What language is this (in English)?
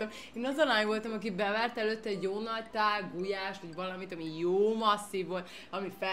Hungarian